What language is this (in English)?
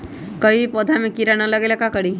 Magahi